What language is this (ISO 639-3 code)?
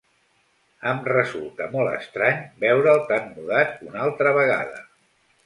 cat